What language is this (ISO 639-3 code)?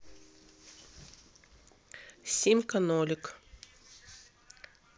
rus